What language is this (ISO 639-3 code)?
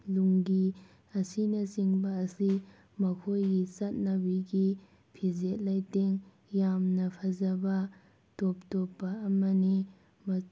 mni